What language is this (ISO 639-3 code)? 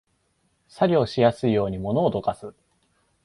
jpn